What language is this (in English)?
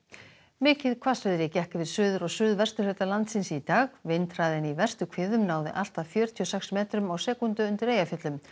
Icelandic